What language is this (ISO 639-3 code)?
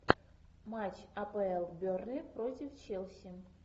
rus